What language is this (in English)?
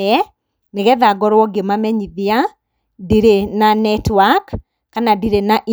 Kikuyu